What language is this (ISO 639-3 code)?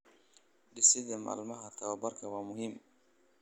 som